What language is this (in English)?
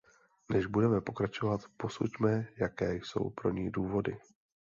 Czech